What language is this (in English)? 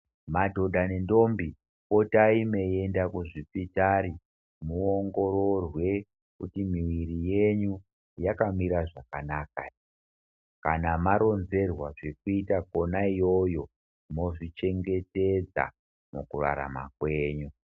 Ndau